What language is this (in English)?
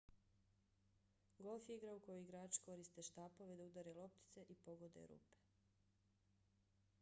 Bosnian